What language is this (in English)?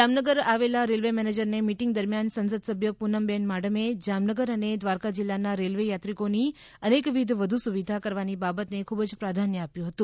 Gujarati